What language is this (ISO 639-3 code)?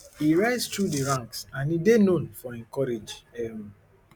pcm